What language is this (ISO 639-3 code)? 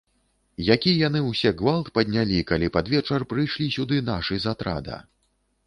bel